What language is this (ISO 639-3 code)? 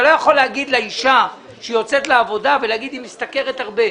heb